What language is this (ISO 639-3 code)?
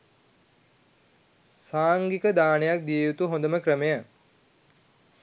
sin